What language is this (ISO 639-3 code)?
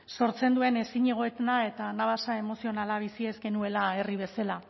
eus